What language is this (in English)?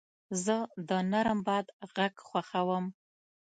Pashto